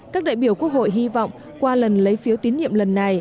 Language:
Vietnamese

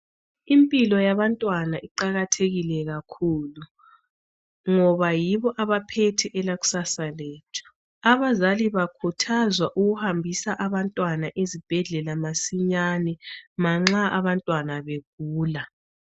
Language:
North Ndebele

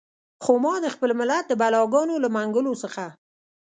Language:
Pashto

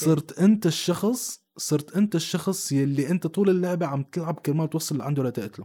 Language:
Arabic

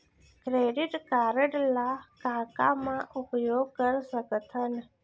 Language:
Chhattisgarhi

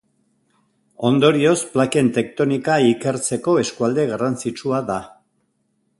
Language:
Basque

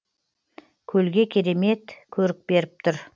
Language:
Kazakh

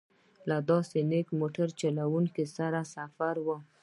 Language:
Pashto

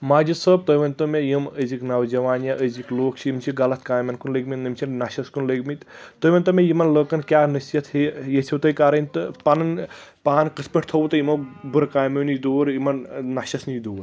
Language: Kashmiri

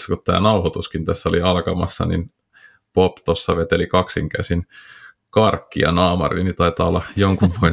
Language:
Finnish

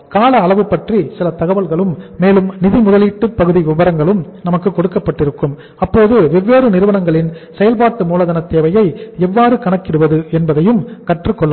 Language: Tamil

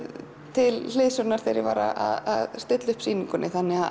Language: Icelandic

